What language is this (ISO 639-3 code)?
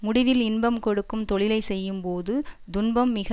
tam